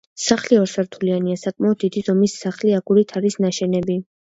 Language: Georgian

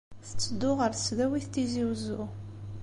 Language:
Kabyle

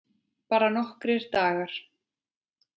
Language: Icelandic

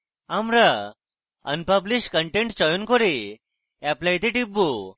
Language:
Bangla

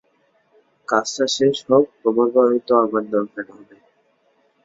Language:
Bangla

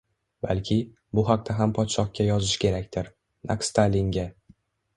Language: Uzbek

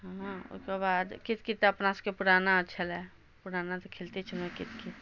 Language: Maithili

